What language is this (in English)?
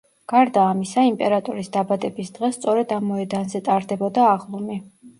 Georgian